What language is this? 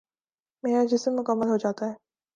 Urdu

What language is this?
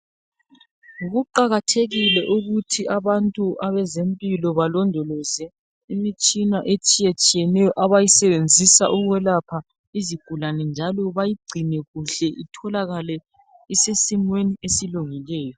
North Ndebele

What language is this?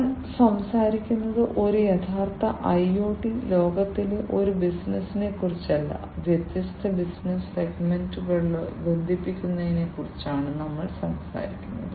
Malayalam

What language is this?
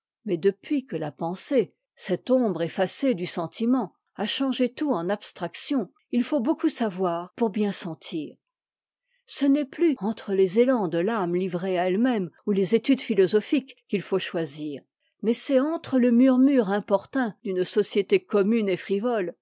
French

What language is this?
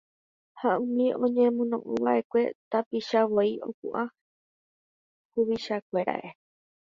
Guarani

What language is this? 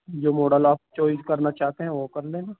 Urdu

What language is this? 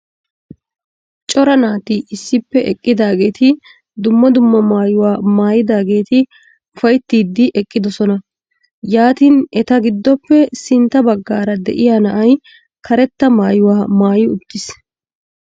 Wolaytta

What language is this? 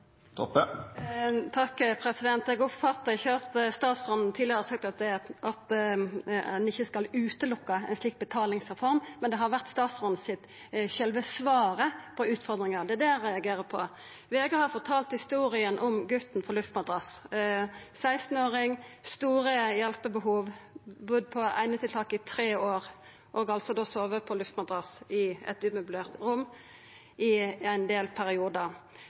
Norwegian Nynorsk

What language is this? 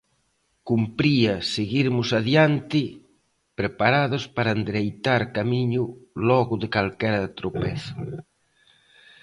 Galician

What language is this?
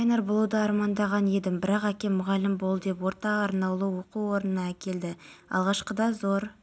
Kazakh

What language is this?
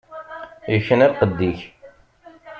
Kabyle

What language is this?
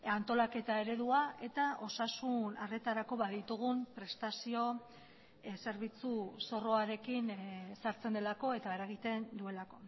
Basque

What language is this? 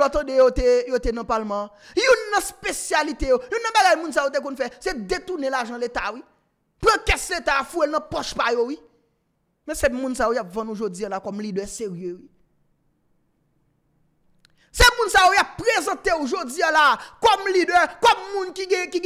French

